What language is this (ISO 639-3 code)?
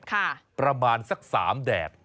tha